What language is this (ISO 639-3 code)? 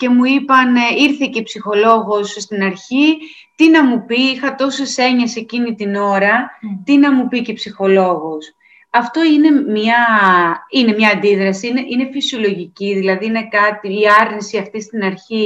ell